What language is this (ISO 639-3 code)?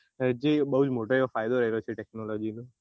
guj